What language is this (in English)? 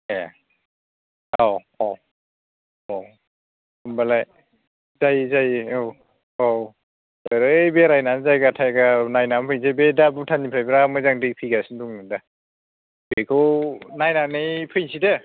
Bodo